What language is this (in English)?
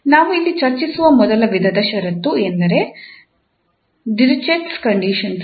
Kannada